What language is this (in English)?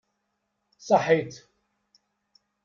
Kabyle